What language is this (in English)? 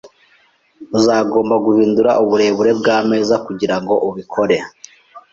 Kinyarwanda